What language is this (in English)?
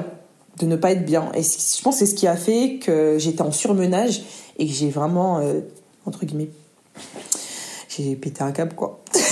French